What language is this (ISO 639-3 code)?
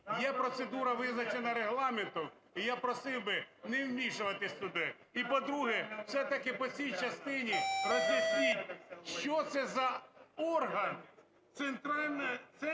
ukr